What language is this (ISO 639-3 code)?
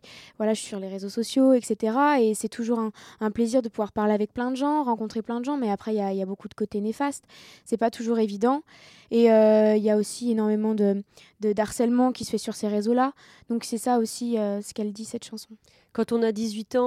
fra